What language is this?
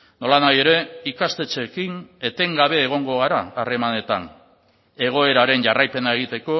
Basque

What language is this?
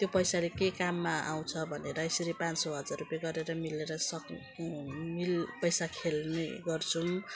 Nepali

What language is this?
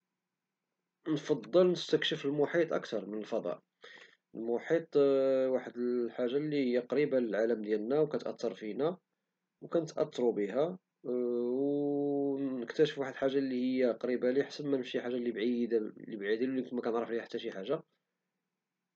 Moroccan Arabic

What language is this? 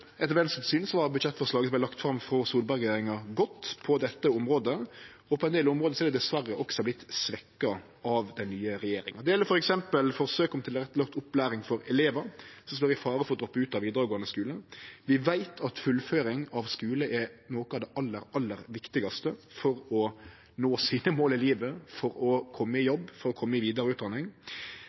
Norwegian Nynorsk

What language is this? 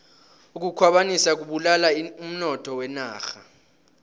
South Ndebele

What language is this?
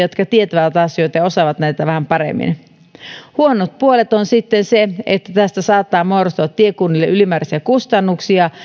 Finnish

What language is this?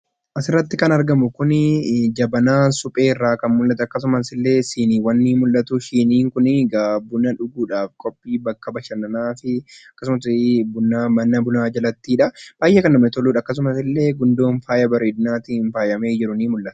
Oromo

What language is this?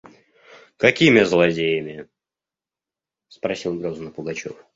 Russian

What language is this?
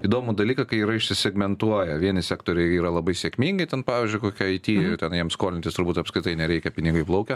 Lithuanian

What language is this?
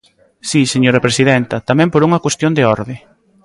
Galician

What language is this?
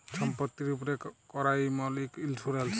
Bangla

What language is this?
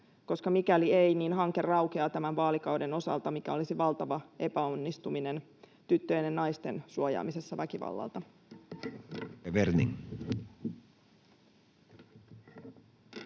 Finnish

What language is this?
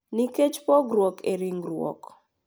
Luo (Kenya and Tanzania)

